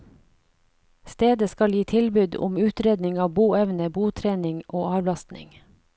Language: Norwegian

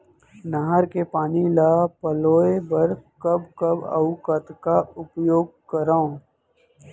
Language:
Chhattisgarhi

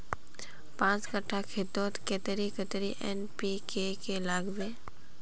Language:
Magahi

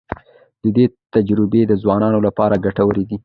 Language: Pashto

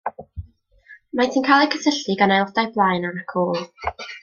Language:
Welsh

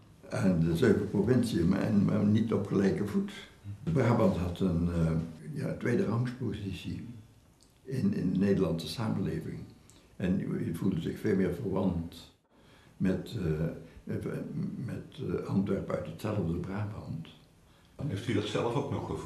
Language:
Dutch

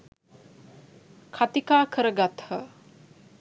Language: Sinhala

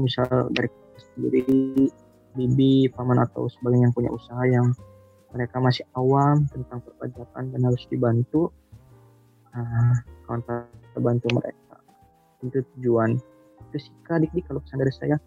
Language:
Indonesian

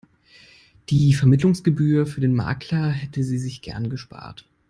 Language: German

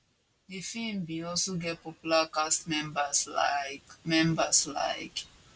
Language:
Nigerian Pidgin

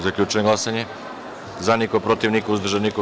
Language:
Serbian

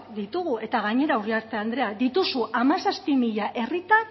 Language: Basque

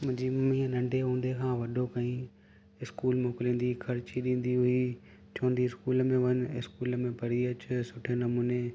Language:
Sindhi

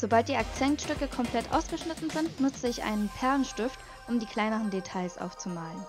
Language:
German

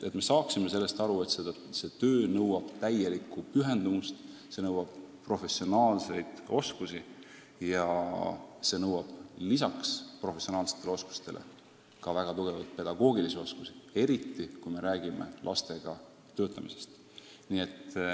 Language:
Estonian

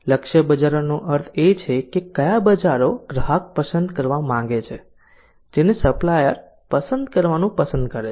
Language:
Gujarati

